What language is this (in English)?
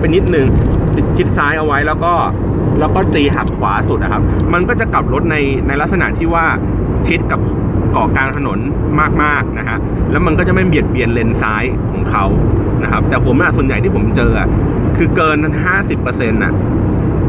Thai